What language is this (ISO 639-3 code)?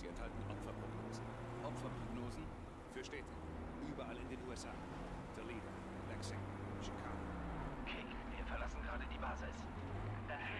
deu